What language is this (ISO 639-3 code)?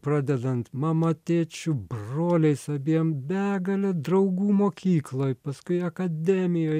lit